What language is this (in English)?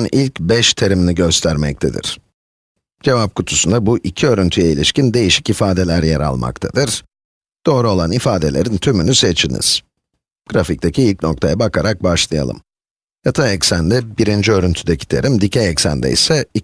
Turkish